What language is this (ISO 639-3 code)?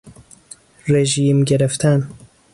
fas